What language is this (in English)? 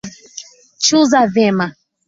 Swahili